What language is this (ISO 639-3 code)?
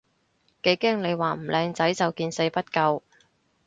yue